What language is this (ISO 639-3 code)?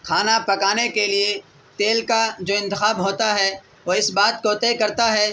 urd